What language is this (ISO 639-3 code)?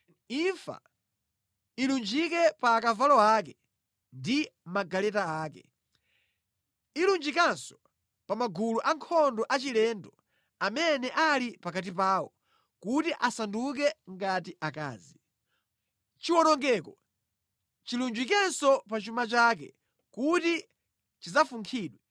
nya